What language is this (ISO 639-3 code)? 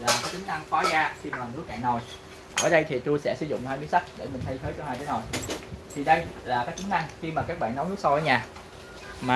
vie